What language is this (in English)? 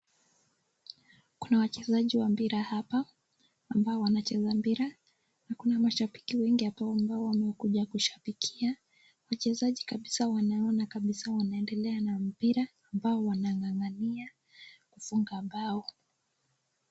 Swahili